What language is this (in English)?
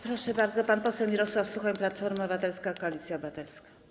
Polish